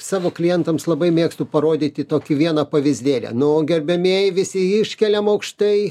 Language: Lithuanian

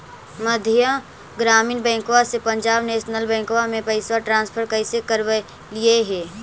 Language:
Magahi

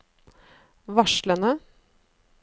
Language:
Norwegian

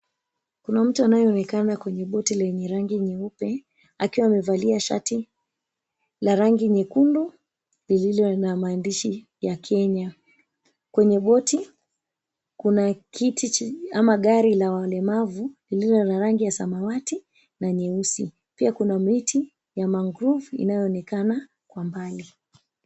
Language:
Swahili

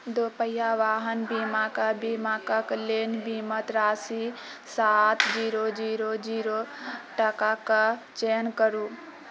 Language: Maithili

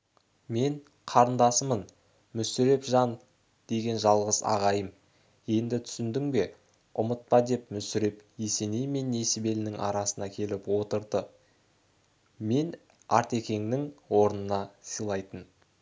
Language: Kazakh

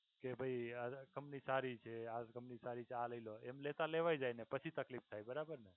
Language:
Gujarati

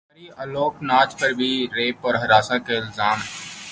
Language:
Urdu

